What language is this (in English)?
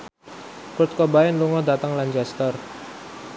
Javanese